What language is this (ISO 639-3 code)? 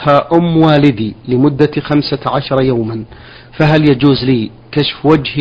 ara